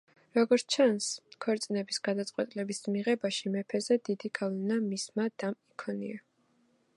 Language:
Georgian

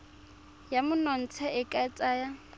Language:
Tswana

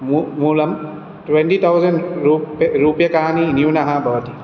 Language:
Sanskrit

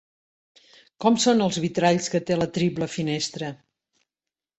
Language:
Catalan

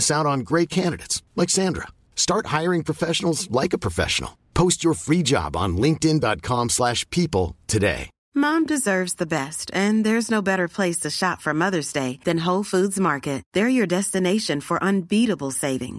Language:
French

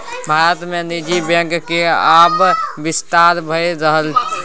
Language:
Maithili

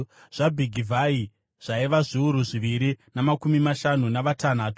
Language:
Shona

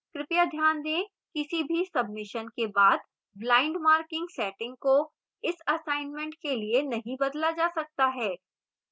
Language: Hindi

